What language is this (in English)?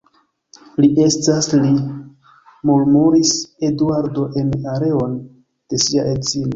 Esperanto